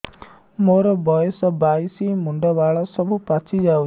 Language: Odia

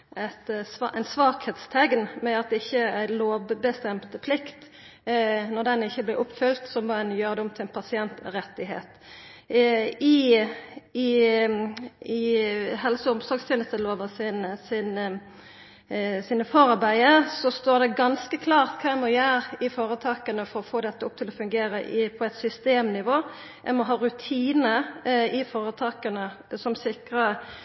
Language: Norwegian Nynorsk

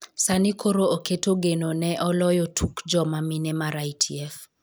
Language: Luo (Kenya and Tanzania)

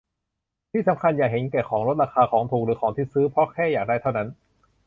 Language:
Thai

